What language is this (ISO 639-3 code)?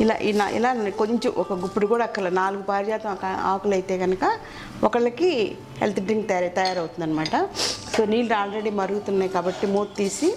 tel